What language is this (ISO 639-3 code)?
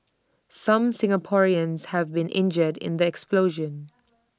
eng